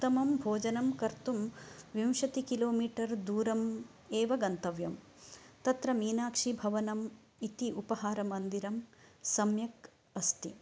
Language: Sanskrit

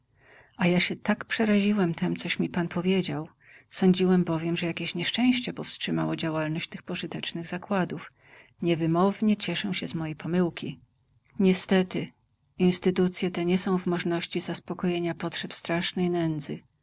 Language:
Polish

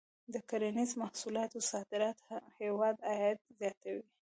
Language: Pashto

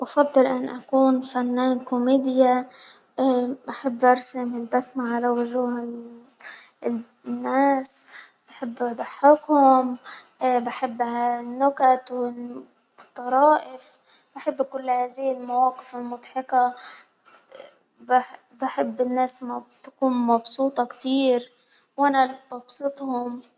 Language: Hijazi Arabic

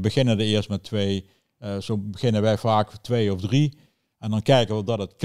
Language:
Dutch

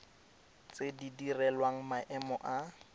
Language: Tswana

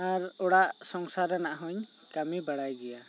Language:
Santali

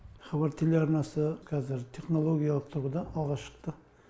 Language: Kazakh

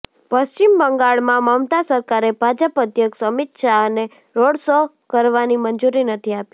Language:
Gujarati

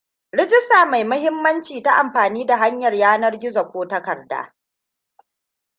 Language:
Hausa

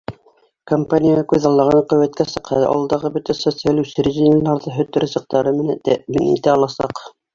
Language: Bashkir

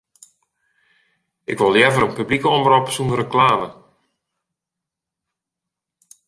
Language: Western Frisian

